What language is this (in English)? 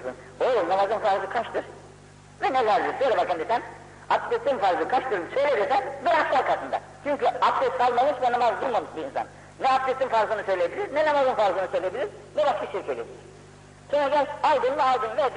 Turkish